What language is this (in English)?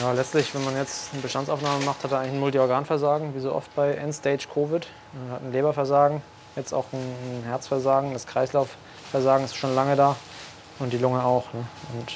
German